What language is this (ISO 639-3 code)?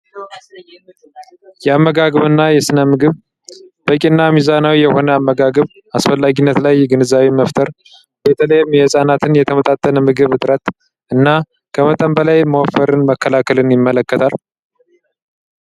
amh